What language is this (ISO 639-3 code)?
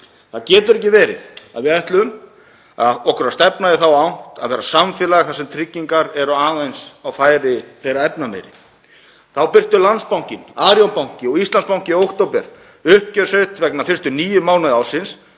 isl